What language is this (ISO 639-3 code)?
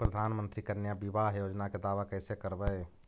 mag